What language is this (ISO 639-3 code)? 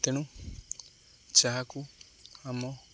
ori